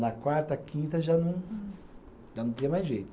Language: Portuguese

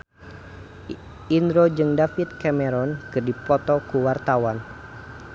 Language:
Sundanese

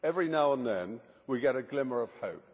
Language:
English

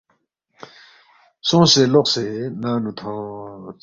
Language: Balti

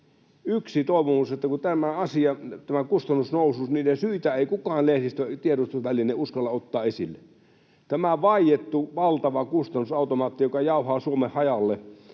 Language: Finnish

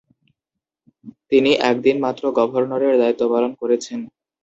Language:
Bangla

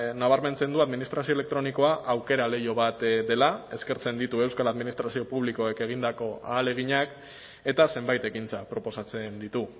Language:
Basque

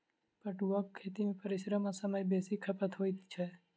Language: Maithili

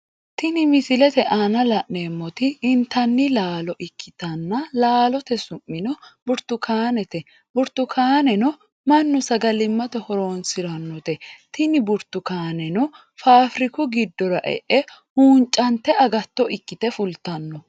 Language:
Sidamo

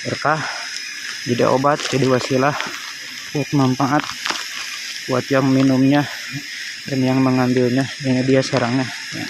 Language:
Indonesian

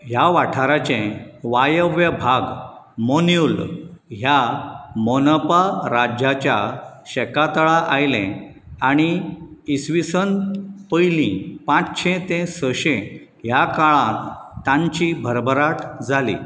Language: Konkani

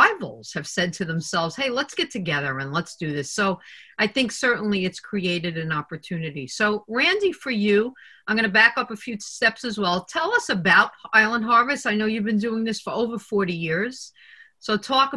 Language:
English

